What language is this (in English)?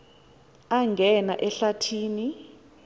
Xhosa